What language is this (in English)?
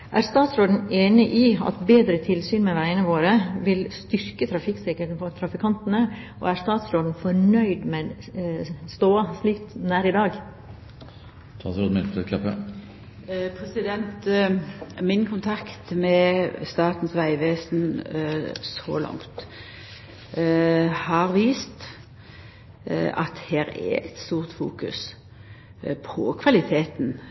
Norwegian